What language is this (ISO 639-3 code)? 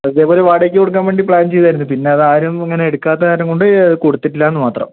mal